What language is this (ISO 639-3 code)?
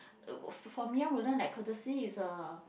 eng